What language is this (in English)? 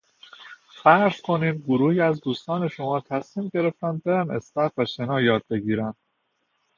Persian